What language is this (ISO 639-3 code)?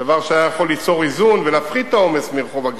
heb